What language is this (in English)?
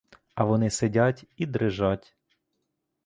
Ukrainian